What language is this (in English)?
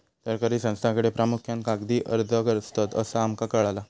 Marathi